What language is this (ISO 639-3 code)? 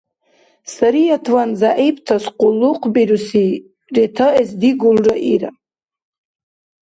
dar